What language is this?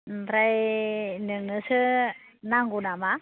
Bodo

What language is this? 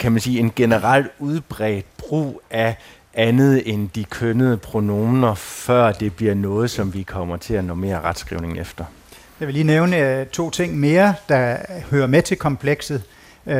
Danish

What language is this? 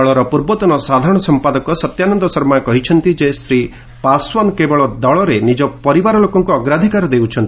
Odia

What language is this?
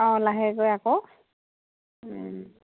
Assamese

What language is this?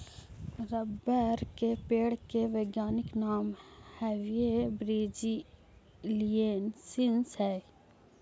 Magahi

